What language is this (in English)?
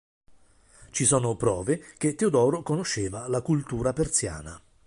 Italian